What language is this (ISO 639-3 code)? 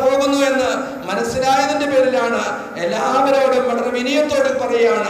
ara